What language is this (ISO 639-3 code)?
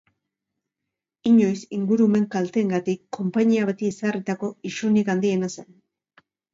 eus